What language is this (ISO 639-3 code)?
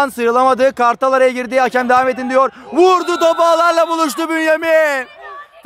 tur